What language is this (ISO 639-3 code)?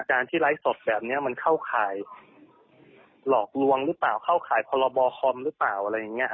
tha